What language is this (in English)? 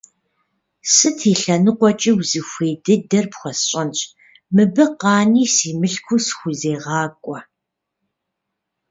Kabardian